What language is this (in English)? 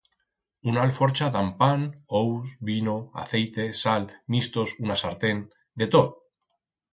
Aragonese